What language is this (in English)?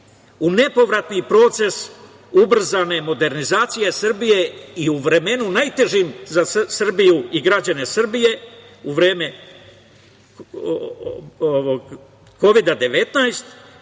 Serbian